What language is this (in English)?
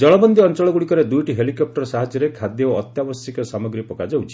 Odia